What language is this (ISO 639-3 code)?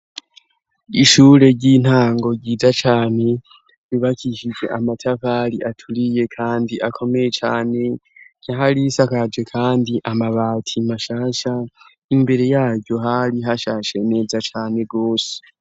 run